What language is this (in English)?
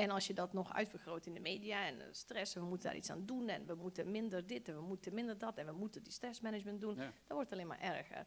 Dutch